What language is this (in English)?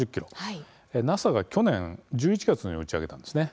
Japanese